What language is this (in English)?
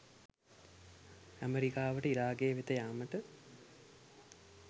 Sinhala